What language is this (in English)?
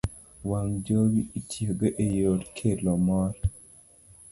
Luo (Kenya and Tanzania)